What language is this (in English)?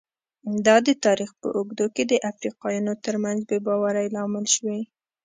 Pashto